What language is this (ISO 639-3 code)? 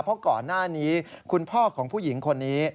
tha